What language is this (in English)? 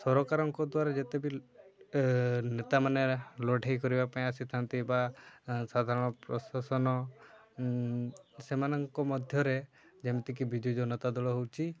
Odia